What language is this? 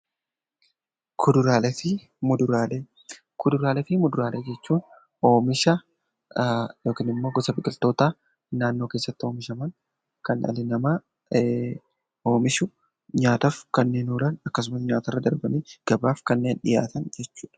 Oromo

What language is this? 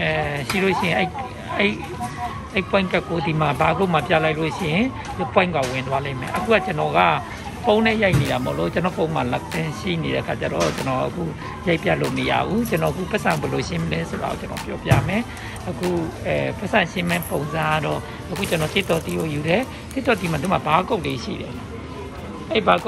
Thai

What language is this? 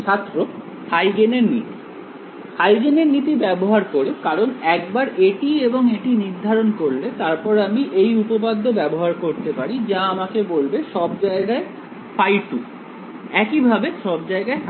Bangla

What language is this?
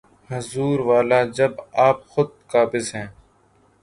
Urdu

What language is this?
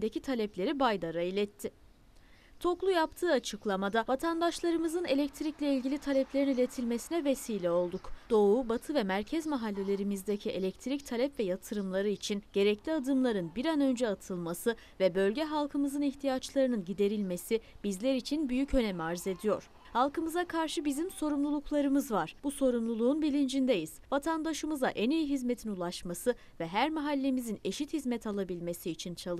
Turkish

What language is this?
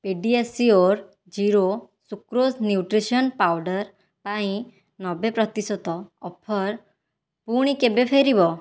Odia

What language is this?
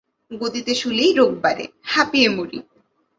Bangla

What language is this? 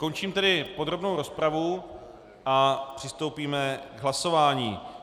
Czech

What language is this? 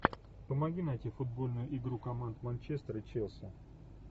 Russian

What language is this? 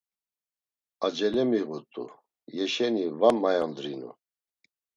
Laz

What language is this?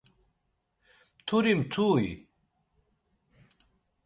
Laz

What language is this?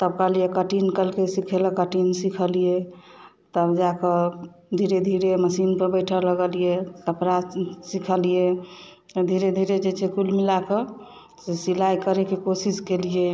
Maithili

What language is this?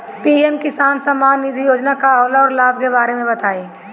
Bhojpuri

